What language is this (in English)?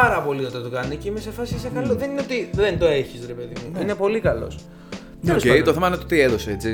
Greek